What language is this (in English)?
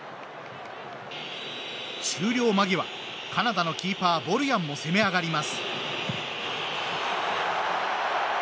Japanese